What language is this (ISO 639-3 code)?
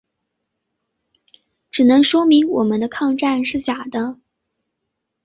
zho